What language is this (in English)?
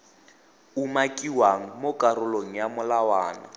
Tswana